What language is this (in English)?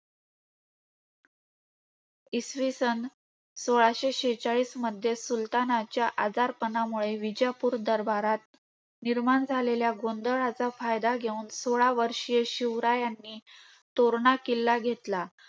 Marathi